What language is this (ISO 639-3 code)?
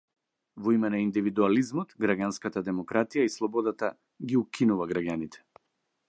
mkd